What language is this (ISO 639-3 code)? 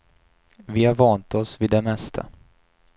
swe